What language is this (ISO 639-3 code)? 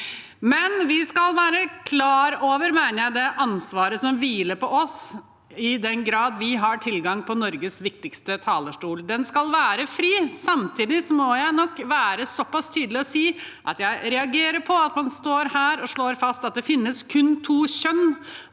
nor